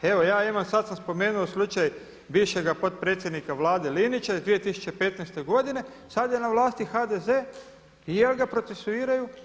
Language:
Croatian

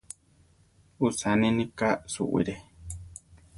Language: Central Tarahumara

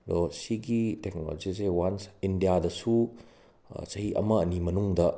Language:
Manipuri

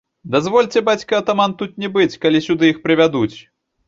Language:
Belarusian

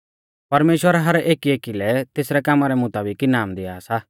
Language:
Mahasu Pahari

